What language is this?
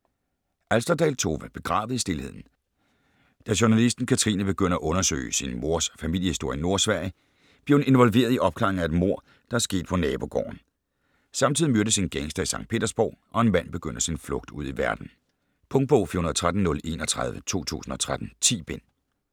Danish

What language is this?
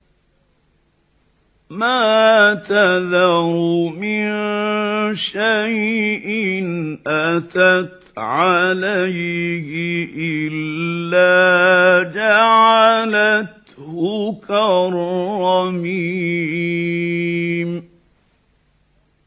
Arabic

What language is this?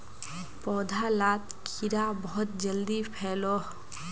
Magahi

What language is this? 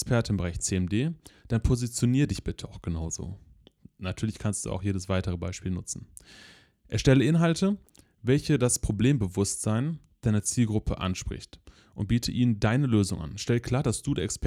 German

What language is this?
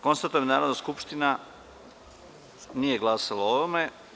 Serbian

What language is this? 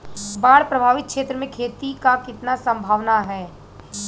Bhojpuri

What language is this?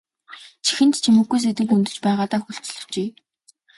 Mongolian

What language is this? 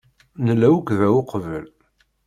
Kabyle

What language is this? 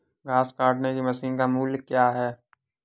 Hindi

